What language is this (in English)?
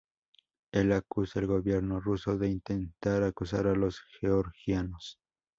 Spanish